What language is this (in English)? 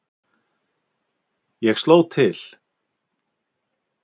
Icelandic